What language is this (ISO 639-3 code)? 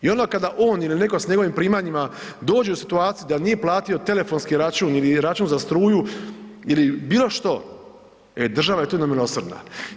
hrv